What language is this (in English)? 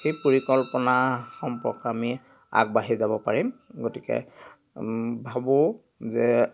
Assamese